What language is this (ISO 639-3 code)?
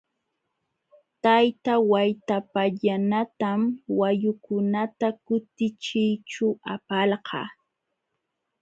qxw